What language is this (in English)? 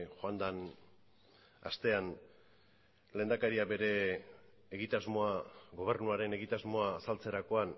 Basque